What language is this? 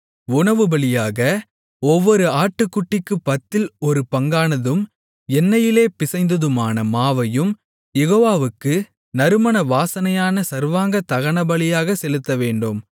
Tamil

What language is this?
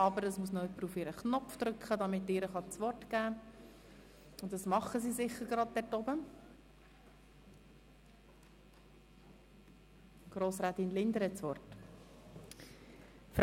Swiss German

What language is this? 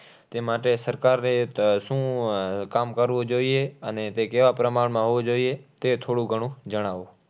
Gujarati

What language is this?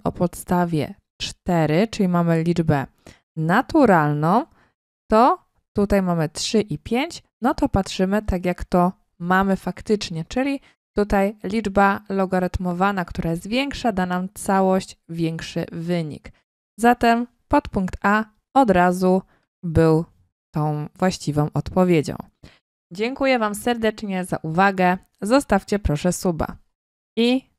Polish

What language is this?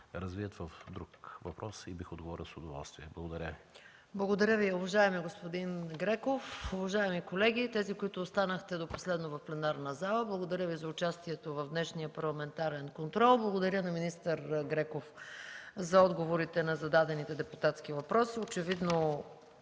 Bulgarian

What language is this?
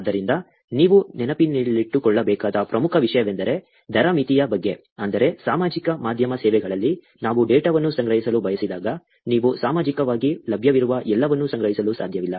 Kannada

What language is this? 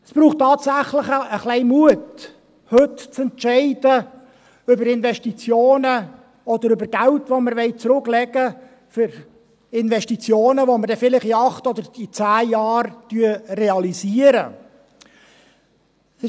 Swiss German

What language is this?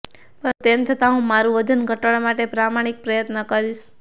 Gujarati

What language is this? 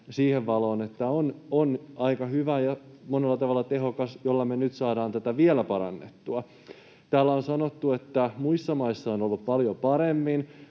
Finnish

